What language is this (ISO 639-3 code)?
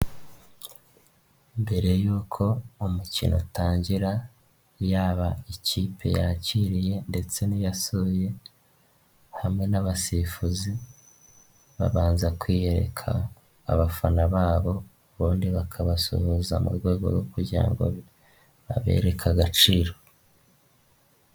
kin